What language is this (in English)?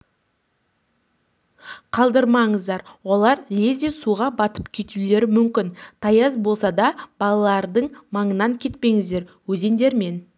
Kazakh